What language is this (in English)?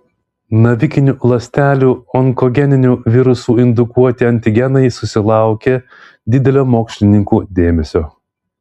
Lithuanian